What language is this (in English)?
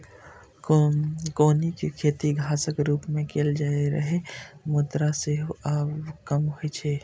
Maithili